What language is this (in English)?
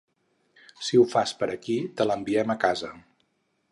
Catalan